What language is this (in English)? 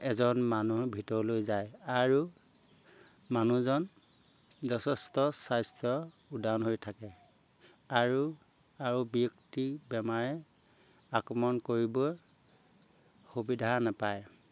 Assamese